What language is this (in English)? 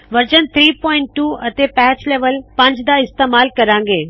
Punjabi